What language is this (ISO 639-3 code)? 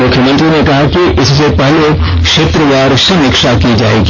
hin